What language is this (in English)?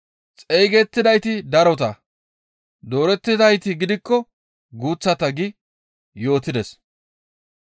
Gamo